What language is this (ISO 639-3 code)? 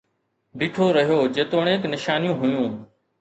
snd